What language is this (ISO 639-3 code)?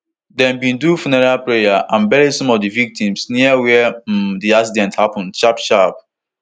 pcm